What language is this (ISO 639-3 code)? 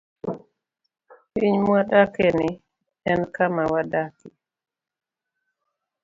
luo